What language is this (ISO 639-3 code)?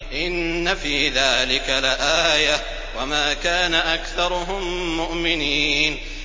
ara